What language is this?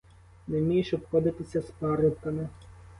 Ukrainian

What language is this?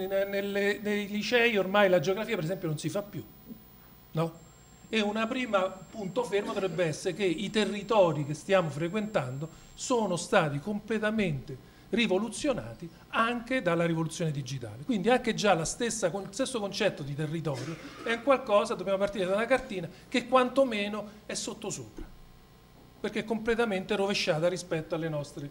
Italian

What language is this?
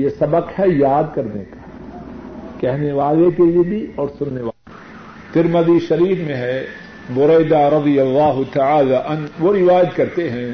Urdu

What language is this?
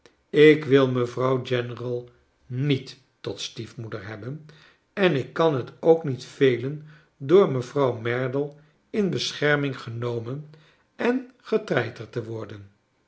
Dutch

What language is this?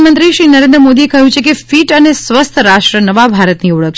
Gujarati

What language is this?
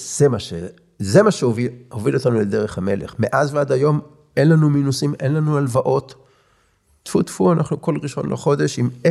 Hebrew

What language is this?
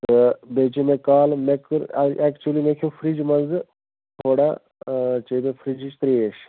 Kashmiri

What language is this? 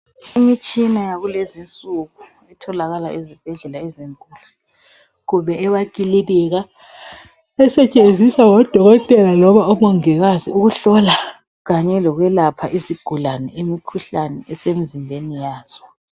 North Ndebele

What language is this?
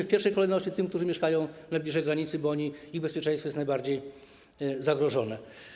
Polish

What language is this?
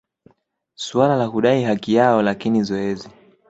Swahili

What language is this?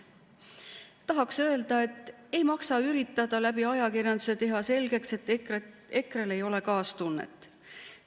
Estonian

